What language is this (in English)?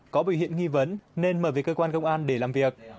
Vietnamese